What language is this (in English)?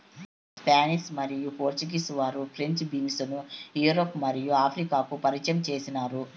Telugu